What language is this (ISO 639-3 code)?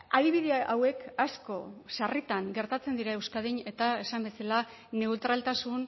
eus